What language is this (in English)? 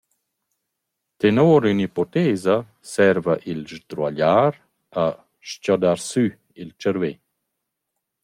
Romansh